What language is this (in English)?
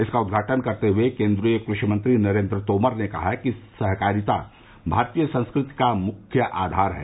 Hindi